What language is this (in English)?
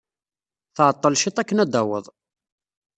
Kabyle